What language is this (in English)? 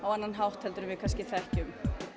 Icelandic